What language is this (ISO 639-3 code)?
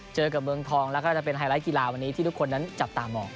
tha